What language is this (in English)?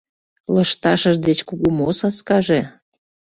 Mari